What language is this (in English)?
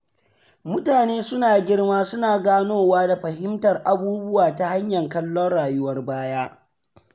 Hausa